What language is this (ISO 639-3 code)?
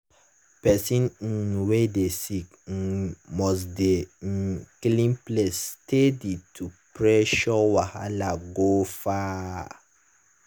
pcm